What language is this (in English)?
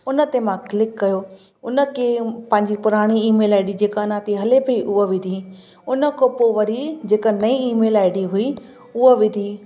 Sindhi